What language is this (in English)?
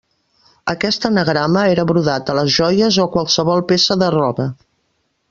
Catalan